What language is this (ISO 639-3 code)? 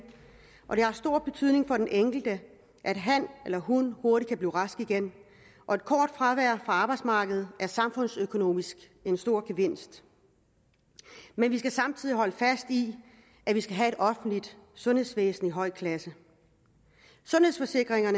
dan